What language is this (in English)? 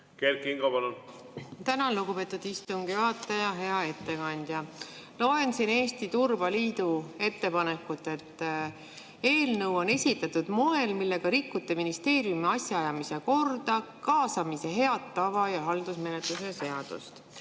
Estonian